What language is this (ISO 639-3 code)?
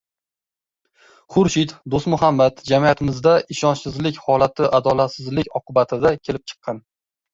uzb